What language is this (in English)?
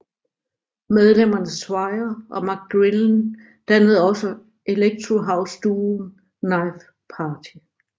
Danish